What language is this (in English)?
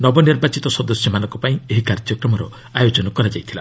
Odia